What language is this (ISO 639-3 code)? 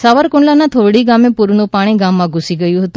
guj